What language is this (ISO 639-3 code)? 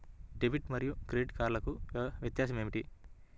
tel